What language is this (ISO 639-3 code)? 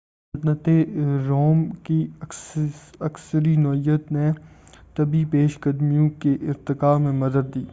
urd